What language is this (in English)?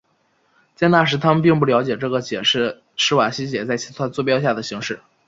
Chinese